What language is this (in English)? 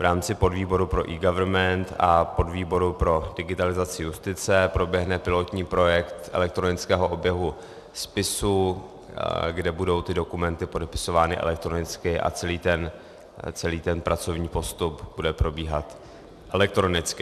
Czech